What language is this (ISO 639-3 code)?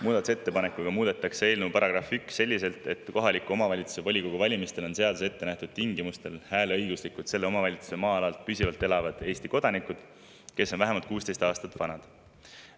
est